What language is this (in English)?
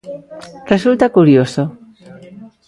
Galician